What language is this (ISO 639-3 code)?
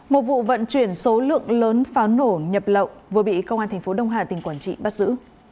vie